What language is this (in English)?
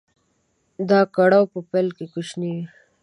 Pashto